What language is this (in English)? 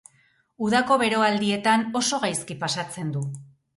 Basque